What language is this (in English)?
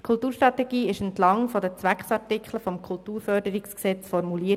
Swiss German